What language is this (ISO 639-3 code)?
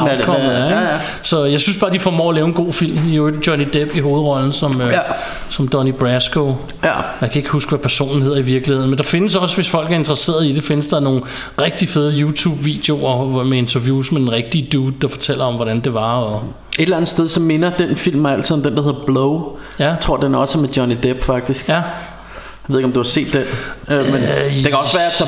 dan